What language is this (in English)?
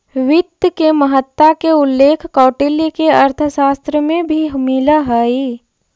Magahi